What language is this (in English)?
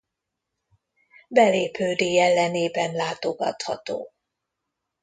Hungarian